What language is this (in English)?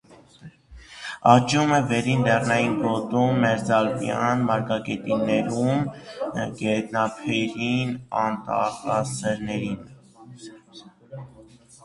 Armenian